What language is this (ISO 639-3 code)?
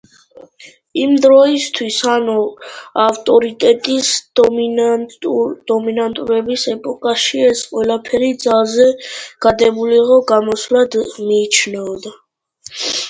kat